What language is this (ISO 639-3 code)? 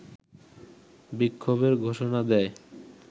ben